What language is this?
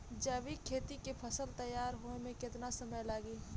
Bhojpuri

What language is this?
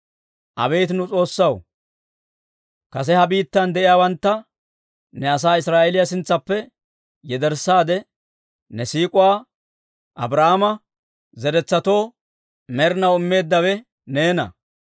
Dawro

